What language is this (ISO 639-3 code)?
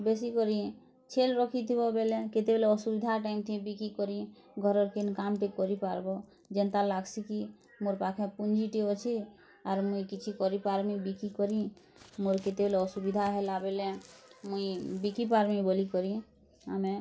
ori